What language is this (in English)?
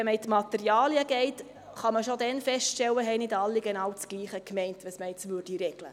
Swiss German